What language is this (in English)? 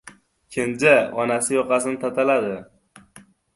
Uzbek